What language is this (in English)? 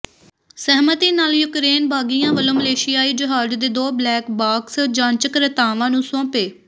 Punjabi